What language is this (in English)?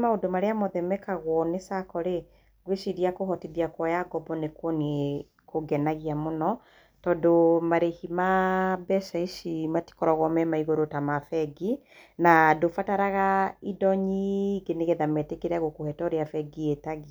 Kikuyu